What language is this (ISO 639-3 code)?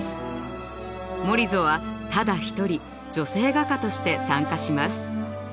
jpn